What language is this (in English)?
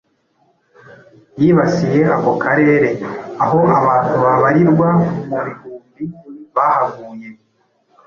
Kinyarwanda